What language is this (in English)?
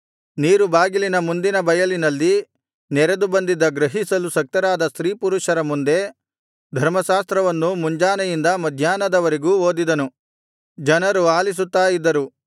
Kannada